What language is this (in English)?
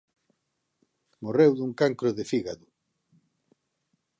Galician